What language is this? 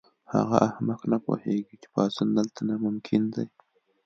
Pashto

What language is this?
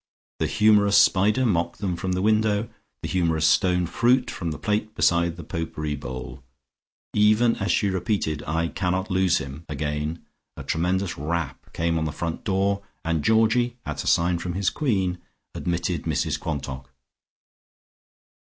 English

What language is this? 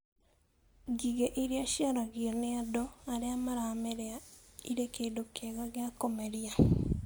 Kikuyu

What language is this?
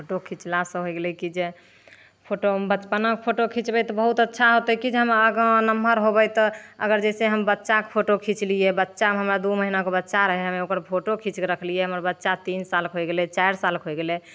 Maithili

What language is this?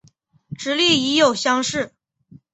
Chinese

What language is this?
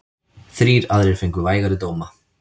Icelandic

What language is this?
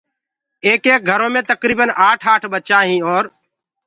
Gurgula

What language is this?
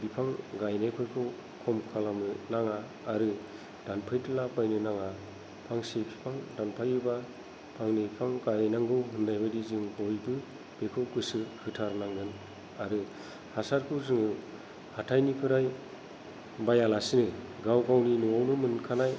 Bodo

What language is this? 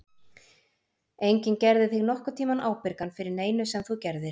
Icelandic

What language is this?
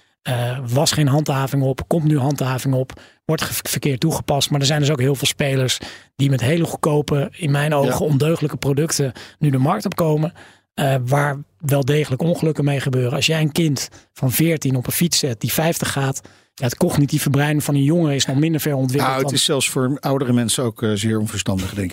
Dutch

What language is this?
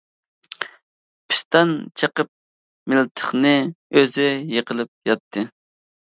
Uyghur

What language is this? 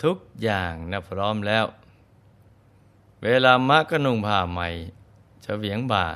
Thai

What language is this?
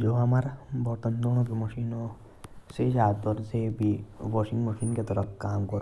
Jaunsari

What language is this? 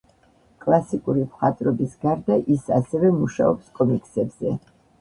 Georgian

